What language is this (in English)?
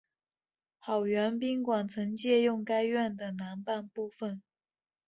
Chinese